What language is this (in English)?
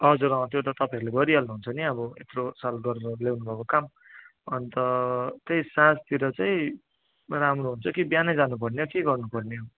Nepali